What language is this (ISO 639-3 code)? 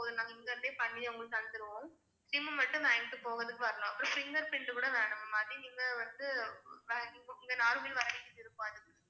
tam